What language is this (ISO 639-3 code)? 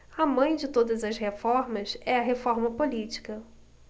por